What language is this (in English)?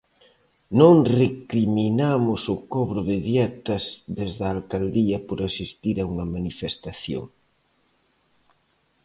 Galician